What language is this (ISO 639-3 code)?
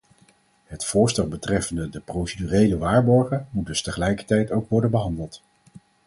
nld